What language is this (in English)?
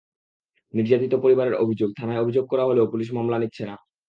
Bangla